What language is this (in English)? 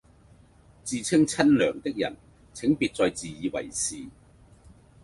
Cantonese